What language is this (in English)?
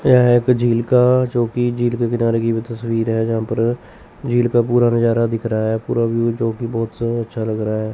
Hindi